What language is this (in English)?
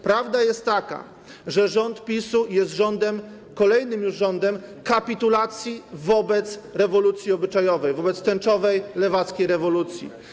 Polish